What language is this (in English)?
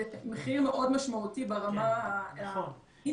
Hebrew